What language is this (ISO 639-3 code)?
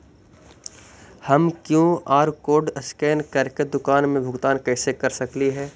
mag